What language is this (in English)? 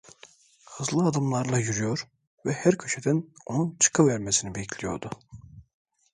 Turkish